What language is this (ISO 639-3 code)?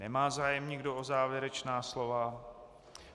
ces